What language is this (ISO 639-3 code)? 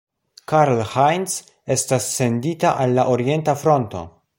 epo